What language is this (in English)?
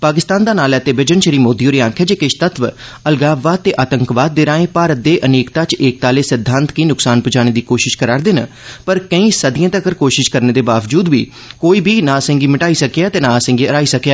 Dogri